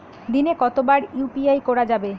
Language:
Bangla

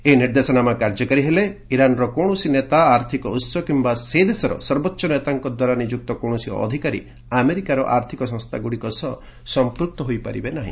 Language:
Odia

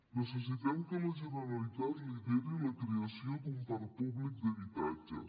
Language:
Catalan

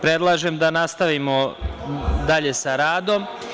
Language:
Serbian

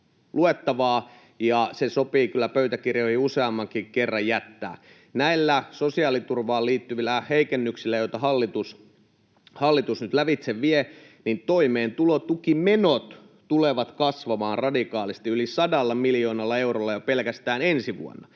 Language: Finnish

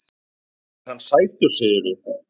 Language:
Icelandic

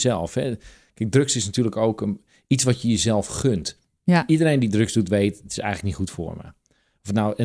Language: Dutch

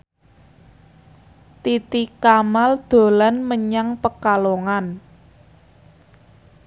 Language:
Javanese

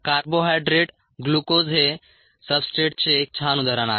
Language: Marathi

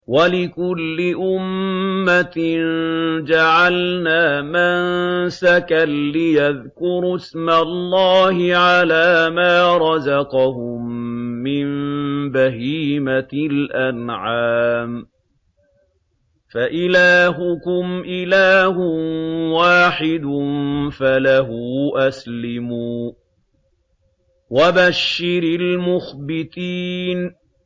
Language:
Arabic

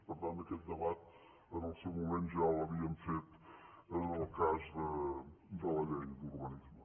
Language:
Catalan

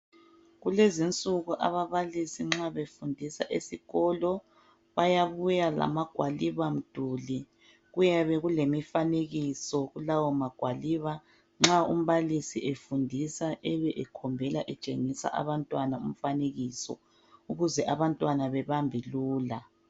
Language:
North Ndebele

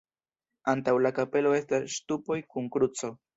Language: Esperanto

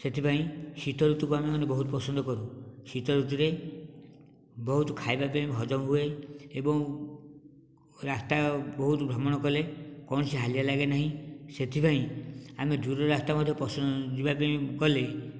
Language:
Odia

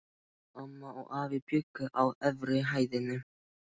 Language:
Icelandic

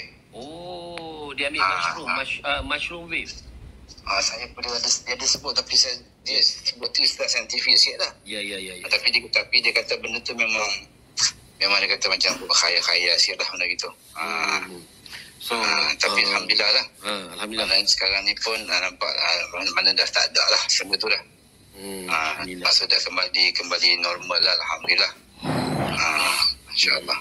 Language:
Malay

